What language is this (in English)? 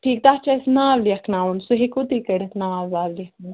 Kashmiri